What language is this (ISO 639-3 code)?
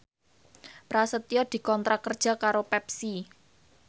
jav